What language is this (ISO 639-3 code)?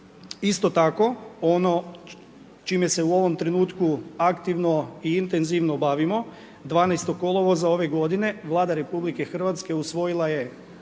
hrv